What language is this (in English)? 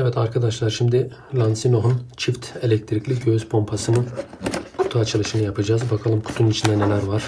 Turkish